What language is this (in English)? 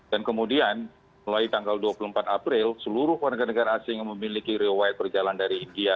Indonesian